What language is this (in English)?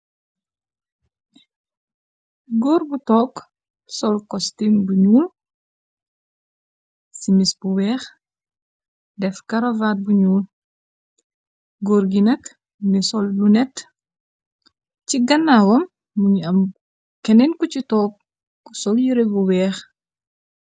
Wolof